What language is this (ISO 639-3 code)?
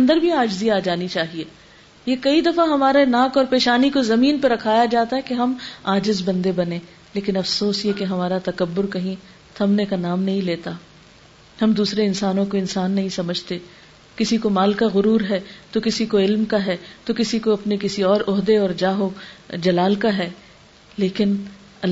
urd